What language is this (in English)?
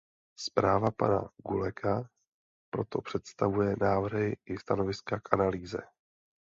Czech